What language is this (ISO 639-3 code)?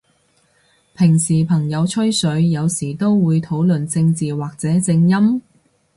yue